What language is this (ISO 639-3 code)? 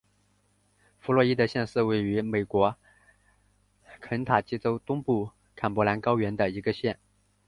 zho